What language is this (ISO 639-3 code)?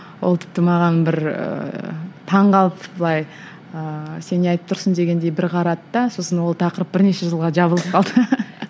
kaz